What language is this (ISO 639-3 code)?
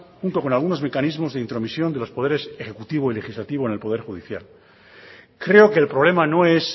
spa